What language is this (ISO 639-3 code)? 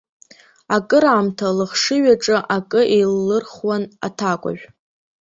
abk